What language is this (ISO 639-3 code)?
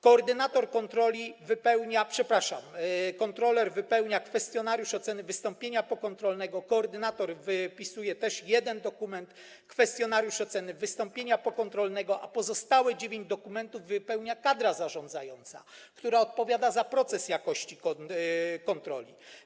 pol